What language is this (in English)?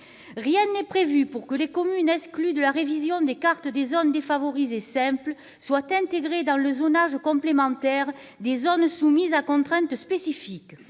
French